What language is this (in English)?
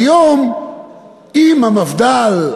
Hebrew